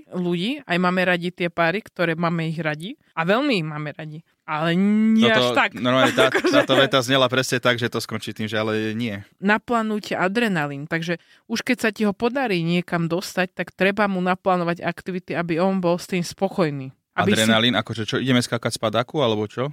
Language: Slovak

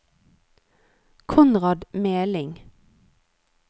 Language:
Norwegian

